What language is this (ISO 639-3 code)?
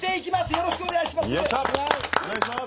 jpn